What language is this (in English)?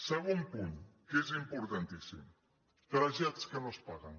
Catalan